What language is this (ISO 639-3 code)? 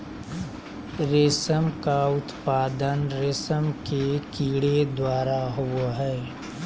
mag